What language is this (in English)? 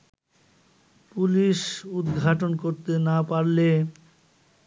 Bangla